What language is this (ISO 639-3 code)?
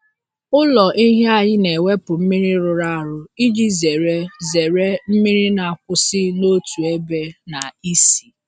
ibo